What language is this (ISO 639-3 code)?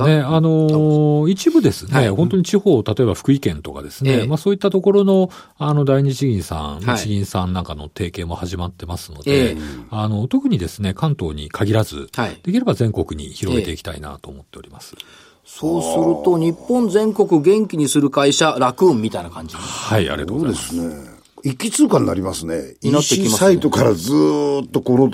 jpn